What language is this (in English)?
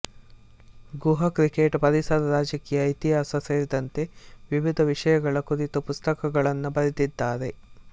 Kannada